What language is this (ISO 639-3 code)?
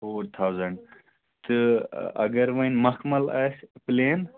kas